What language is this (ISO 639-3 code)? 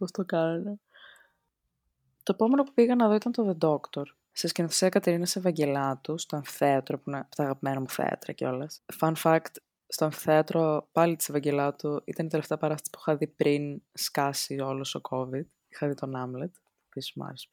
ell